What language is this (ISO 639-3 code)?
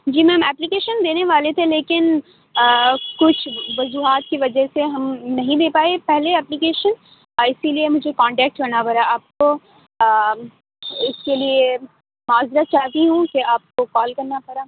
urd